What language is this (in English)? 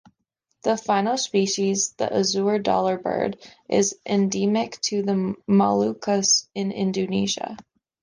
English